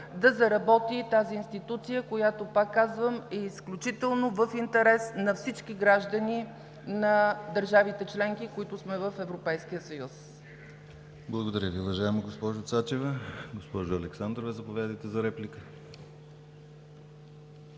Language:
Bulgarian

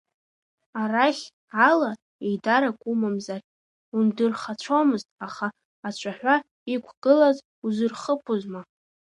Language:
Abkhazian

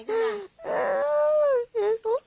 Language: Thai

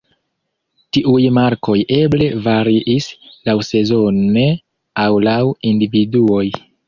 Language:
Esperanto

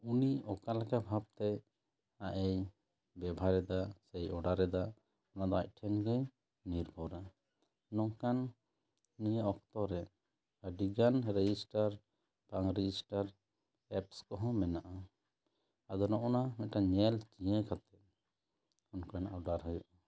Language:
Santali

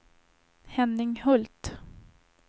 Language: Swedish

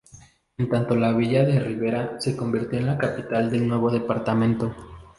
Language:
Spanish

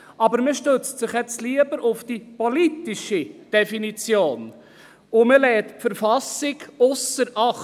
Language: Swiss German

